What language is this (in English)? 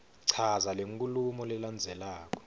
Swati